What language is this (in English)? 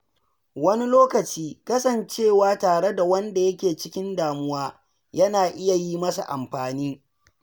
Hausa